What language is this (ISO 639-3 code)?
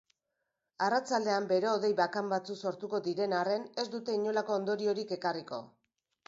eus